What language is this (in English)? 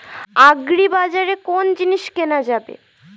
Bangla